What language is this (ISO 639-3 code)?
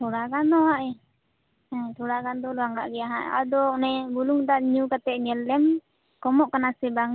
sat